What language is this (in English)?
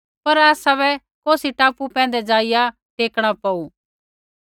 Kullu Pahari